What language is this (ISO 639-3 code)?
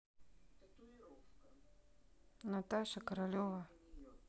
rus